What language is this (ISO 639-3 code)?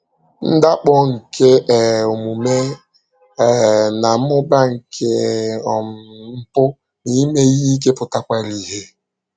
ibo